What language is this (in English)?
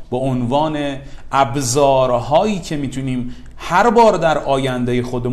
Persian